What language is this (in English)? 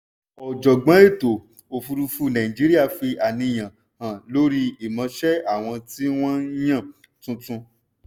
Yoruba